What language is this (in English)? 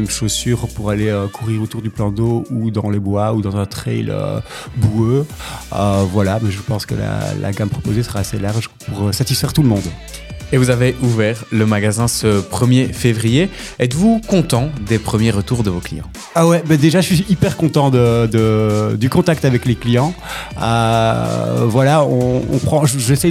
French